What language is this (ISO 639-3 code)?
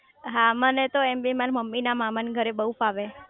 guj